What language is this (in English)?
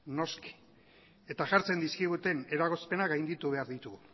Basque